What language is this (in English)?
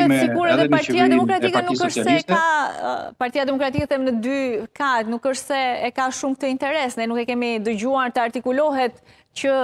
Romanian